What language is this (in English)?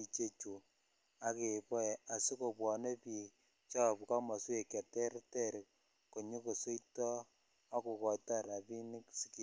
Kalenjin